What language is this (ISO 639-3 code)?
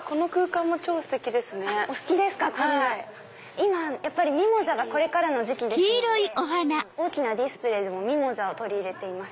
jpn